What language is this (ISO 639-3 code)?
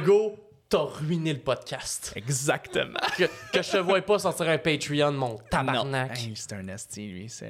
fra